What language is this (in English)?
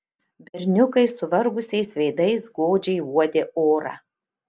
Lithuanian